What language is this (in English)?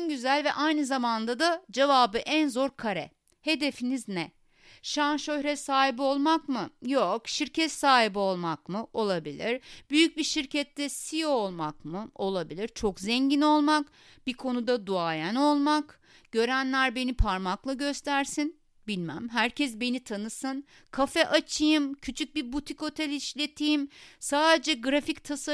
Turkish